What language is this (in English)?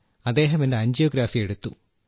Malayalam